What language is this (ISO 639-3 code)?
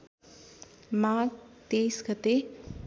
nep